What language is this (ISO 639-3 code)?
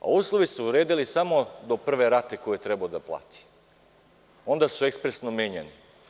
srp